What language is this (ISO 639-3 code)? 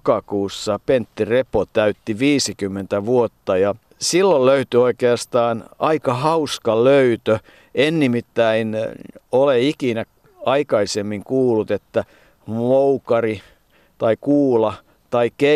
fin